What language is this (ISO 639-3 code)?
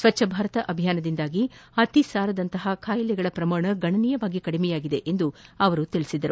kan